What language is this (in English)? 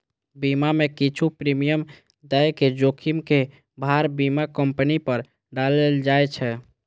Maithili